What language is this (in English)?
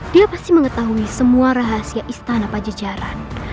Indonesian